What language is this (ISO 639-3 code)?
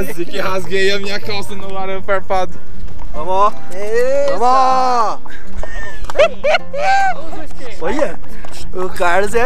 por